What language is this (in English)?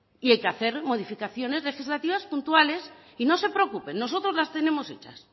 Spanish